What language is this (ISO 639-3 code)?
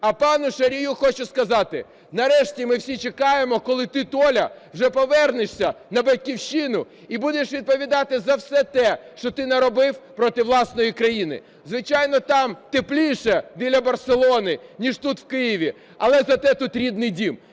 ukr